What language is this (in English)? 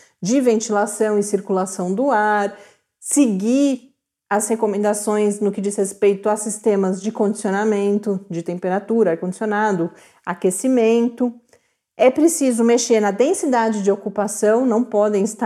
Portuguese